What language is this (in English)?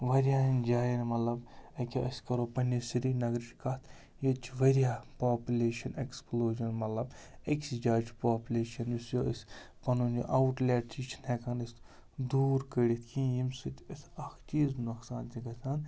Kashmiri